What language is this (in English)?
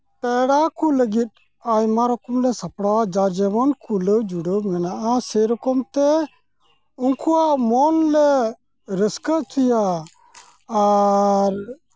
Santali